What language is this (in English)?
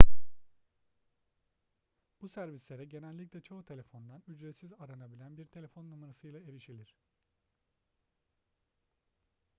Turkish